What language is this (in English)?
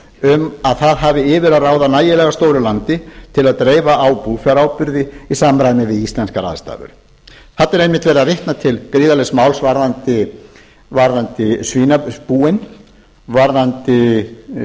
Icelandic